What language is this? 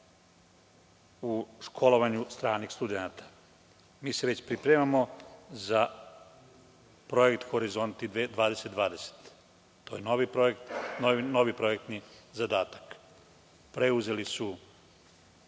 Serbian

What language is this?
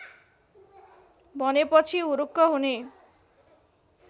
Nepali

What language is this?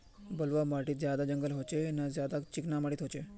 Magahi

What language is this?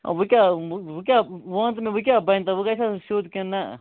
Kashmiri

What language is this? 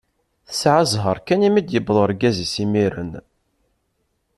Kabyle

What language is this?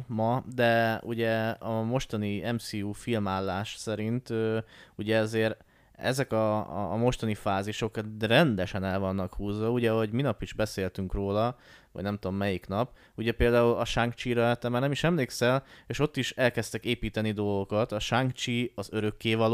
Hungarian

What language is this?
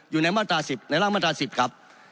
Thai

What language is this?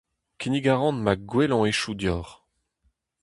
Breton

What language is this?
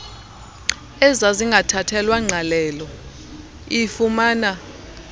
Xhosa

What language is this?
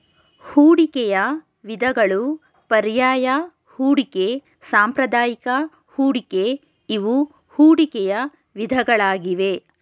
Kannada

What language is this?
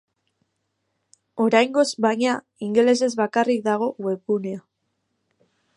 Basque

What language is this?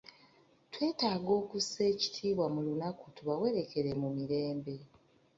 Ganda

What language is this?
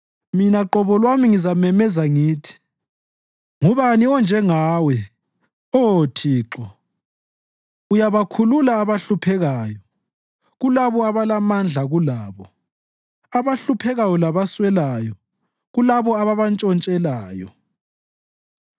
North Ndebele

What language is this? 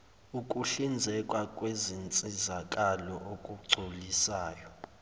Zulu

